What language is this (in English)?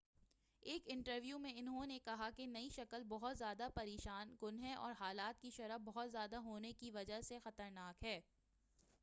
Urdu